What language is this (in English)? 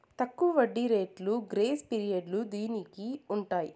Telugu